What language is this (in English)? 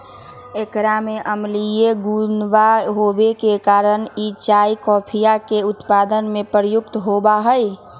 Magahi